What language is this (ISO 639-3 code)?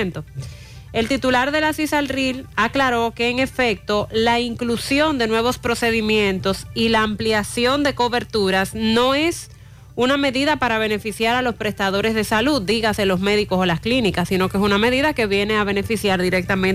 spa